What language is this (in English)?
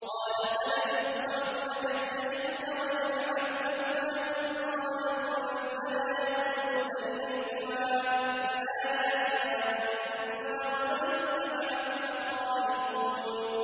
Arabic